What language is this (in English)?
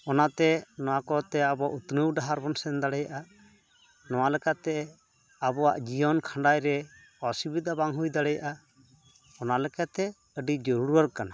Santali